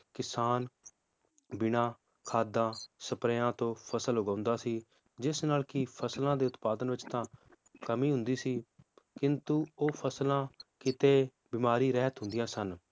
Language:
Punjabi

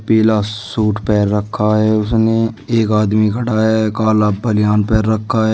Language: Hindi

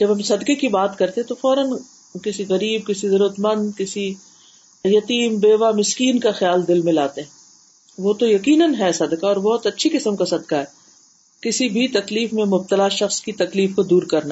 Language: Urdu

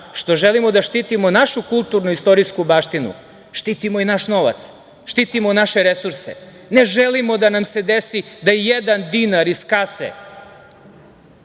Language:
Serbian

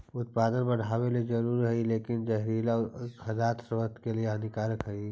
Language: Magahi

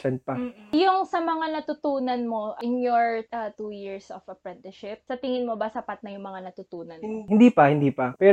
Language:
Filipino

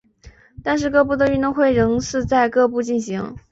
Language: Chinese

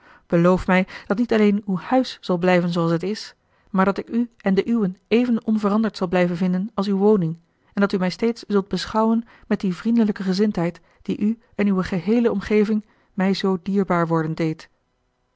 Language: Dutch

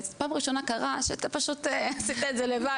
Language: Hebrew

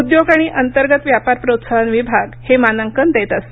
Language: Marathi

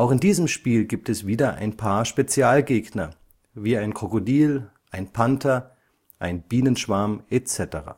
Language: German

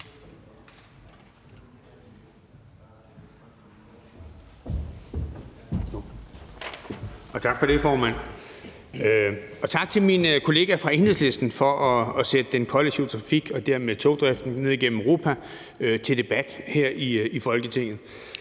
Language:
Danish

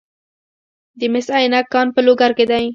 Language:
Pashto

